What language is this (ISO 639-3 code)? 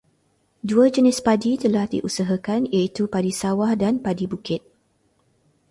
msa